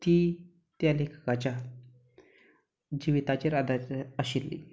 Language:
Konkani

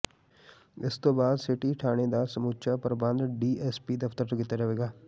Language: Punjabi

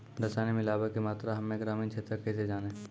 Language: Maithili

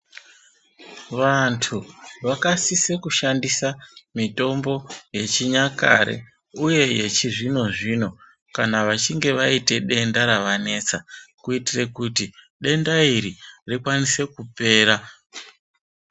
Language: Ndau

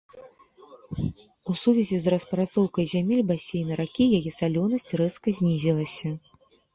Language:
Belarusian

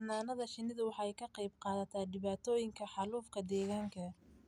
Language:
Somali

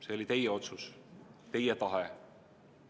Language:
Estonian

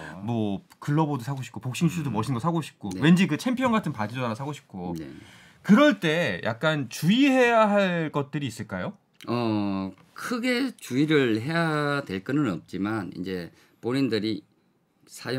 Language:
Korean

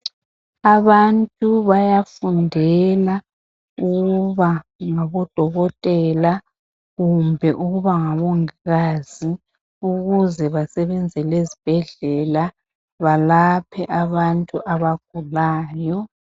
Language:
North Ndebele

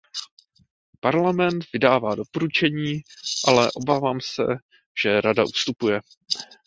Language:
Czech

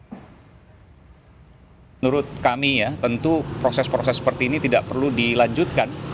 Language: Indonesian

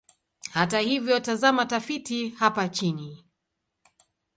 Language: Swahili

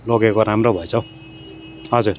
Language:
Nepali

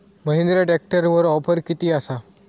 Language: Marathi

